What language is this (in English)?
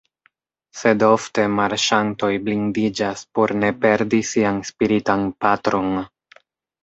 Esperanto